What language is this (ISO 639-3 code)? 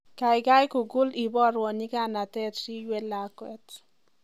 kln